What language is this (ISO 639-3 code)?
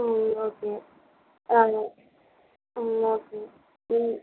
tam